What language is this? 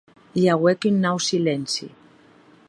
Occitan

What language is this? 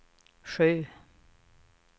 Swedish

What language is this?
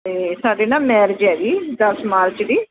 Punjabi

